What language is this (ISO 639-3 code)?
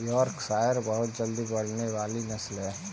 hin